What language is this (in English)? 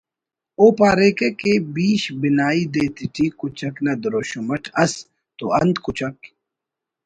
Brahui